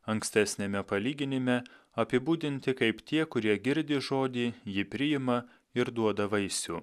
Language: Lithuanian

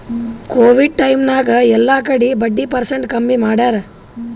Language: Kannada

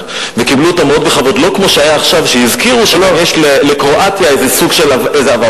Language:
Hebrew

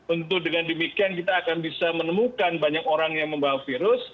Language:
Indonesian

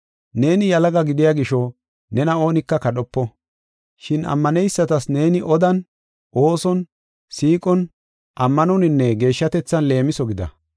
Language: Gofa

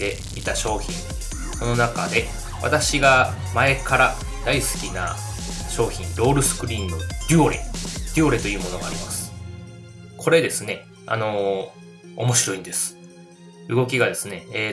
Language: Japanese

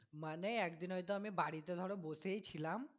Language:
Bangla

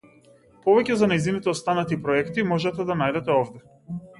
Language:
Macedonian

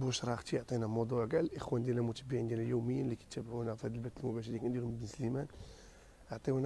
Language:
Arabic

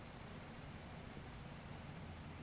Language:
Bangla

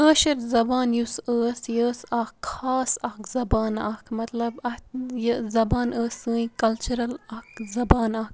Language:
Kashmiri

